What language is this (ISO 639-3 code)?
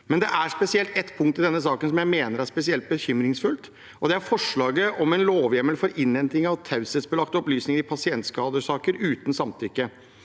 nor